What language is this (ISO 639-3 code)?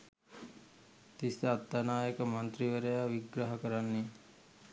sin